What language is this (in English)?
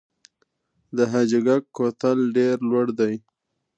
Pashto